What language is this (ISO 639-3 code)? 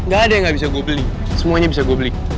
ind